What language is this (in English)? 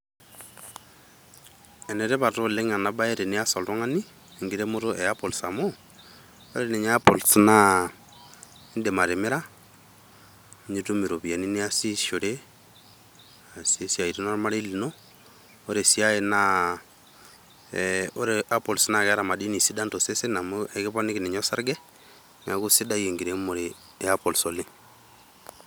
Masai